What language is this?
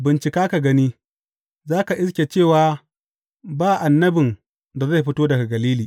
Hausa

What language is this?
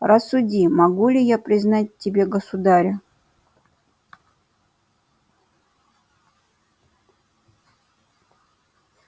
Russian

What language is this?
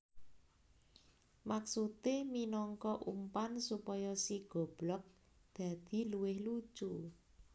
Javanese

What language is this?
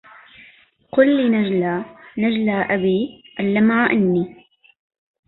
Arabic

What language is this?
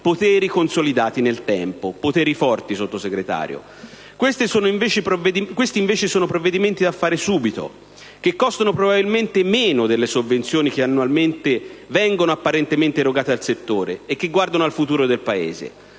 Italian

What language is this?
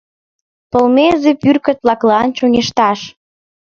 Mari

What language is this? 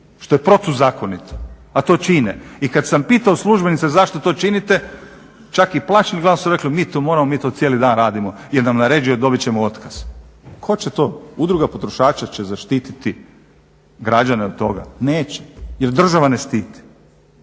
Croatian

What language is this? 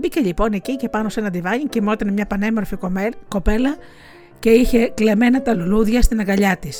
Greek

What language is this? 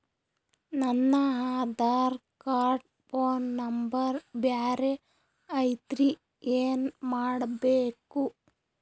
Kannada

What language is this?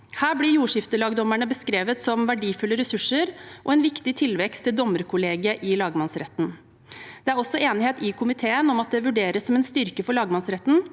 Norwegian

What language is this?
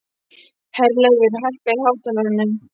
Icelandic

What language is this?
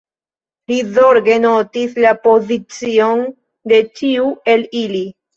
Esperanto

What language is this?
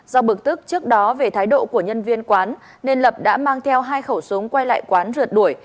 Vietnamese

